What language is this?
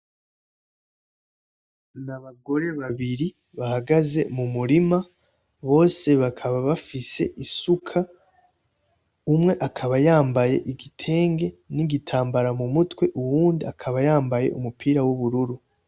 Rundi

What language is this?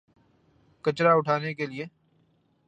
Urdu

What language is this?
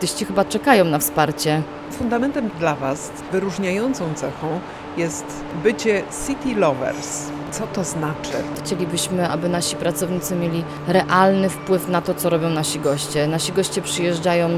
Polish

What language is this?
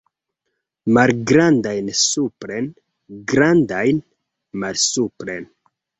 Esperanto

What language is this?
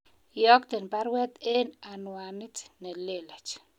Kalenjin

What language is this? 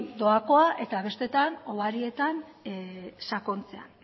Basque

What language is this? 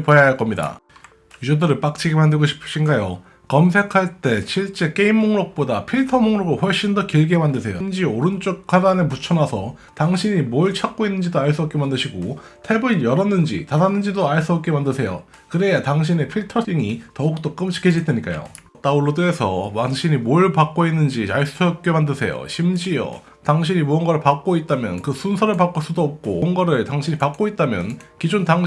Korean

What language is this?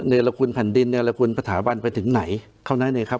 Thai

